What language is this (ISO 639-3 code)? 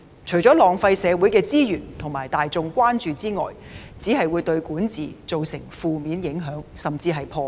yue